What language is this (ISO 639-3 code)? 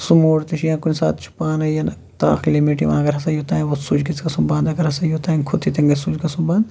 kas